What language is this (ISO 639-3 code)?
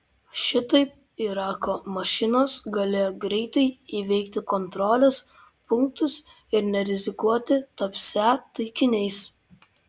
lit